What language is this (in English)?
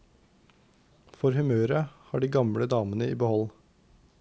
Norwegian